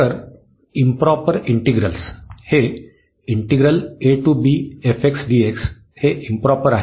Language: Marathi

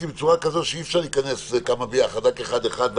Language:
Hebrew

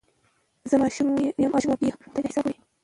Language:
Pashto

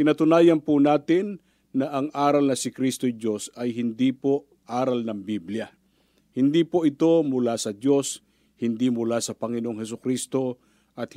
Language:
Filipino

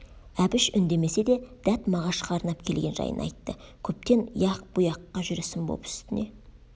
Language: Kazakh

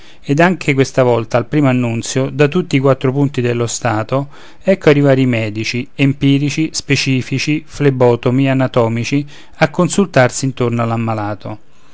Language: Italian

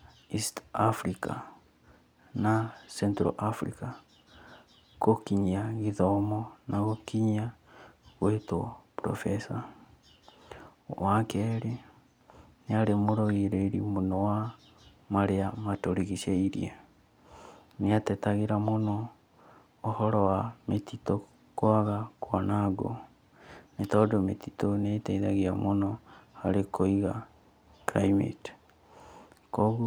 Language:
Kikuyu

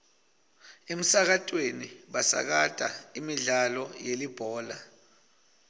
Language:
Swati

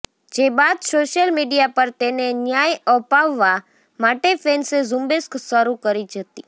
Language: Gujarati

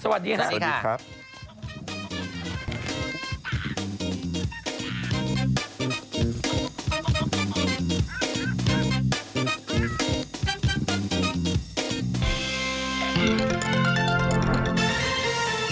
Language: Thai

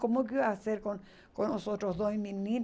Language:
Portuguese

